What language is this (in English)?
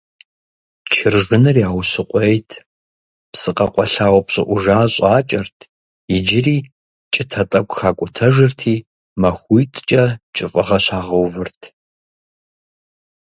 Kabardian